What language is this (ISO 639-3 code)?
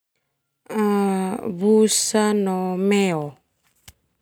twu